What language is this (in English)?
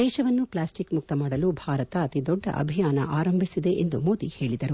Kannada